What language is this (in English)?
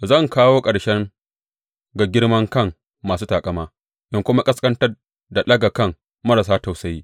Hausa